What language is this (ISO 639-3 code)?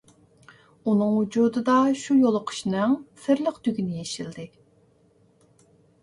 uig